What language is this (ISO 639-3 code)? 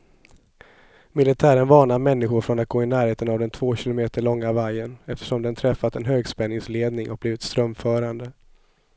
swe